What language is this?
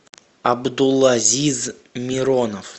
Russian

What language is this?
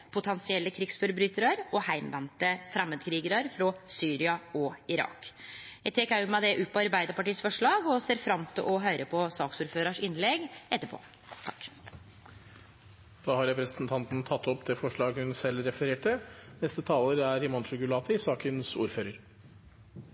Norwegian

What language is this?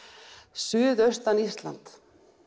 Icelandic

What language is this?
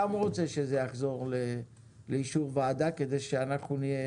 Hebrew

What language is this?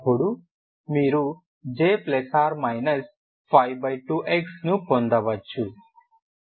Telugu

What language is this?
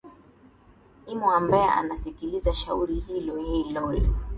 Swahili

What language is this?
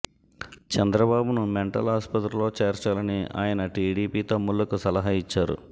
Telugu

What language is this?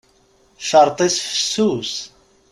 Kabyle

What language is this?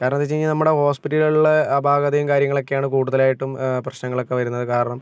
Malayalam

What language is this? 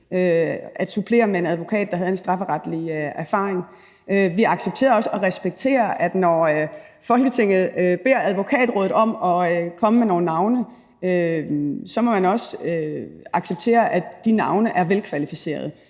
Danish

